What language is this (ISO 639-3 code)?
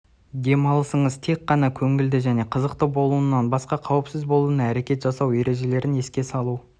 kaz